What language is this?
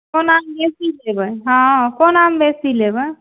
Maithili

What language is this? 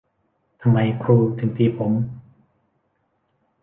Thai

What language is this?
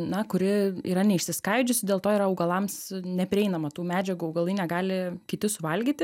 Lithuanian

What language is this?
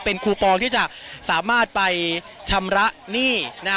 Thai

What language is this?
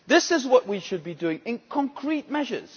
English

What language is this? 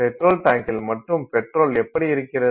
Tamil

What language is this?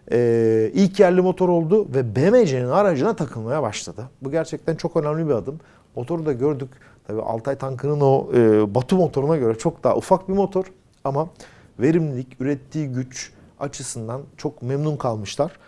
Turkish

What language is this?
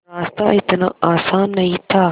Hindi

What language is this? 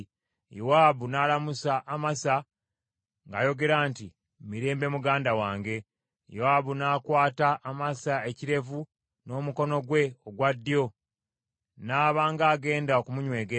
Ganda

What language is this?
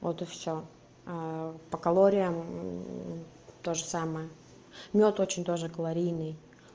Russian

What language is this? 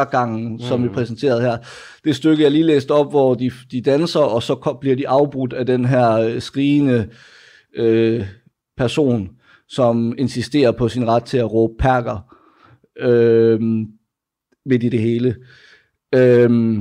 Danish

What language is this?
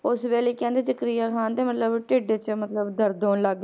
Punjabi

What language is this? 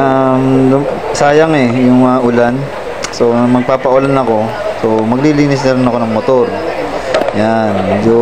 Filipino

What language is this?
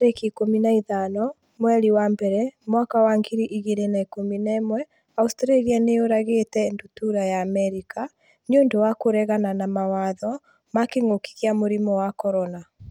Kikuyu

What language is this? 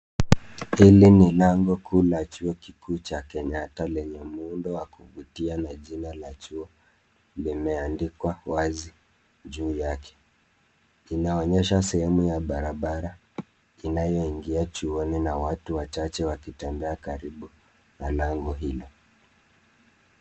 Swahili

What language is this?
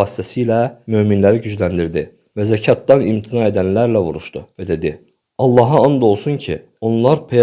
Turkish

